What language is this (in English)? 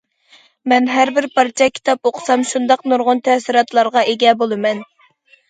Uyghur